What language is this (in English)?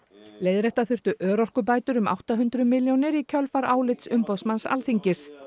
Icelandic